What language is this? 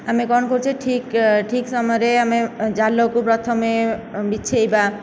Odia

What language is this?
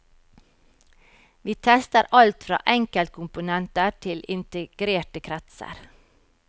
Norwegian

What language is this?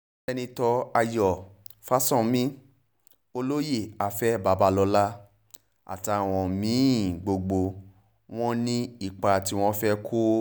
Yoruba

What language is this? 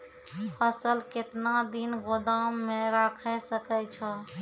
Maithili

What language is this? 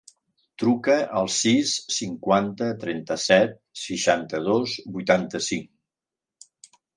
Catalan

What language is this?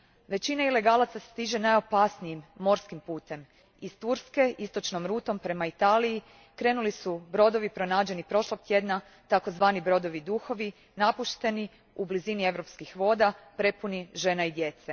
Croatian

